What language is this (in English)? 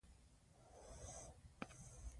Pashto